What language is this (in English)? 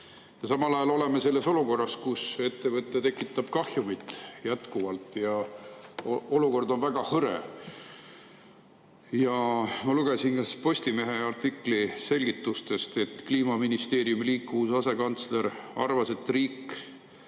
Estonian